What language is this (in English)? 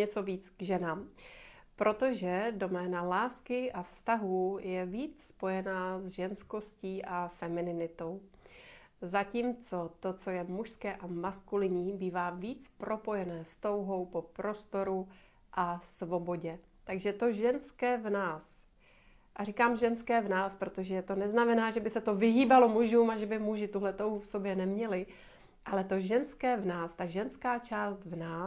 Czech